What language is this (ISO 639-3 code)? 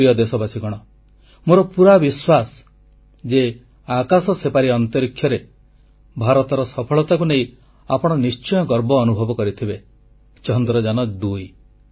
ori